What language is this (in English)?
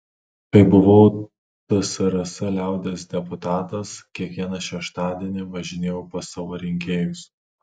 Lithuanian